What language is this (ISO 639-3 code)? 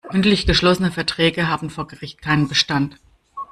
deu